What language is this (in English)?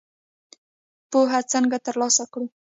Pashto